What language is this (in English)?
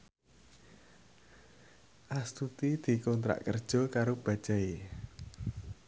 Javanese